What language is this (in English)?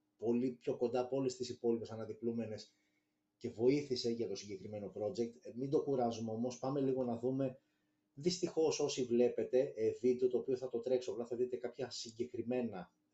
Greek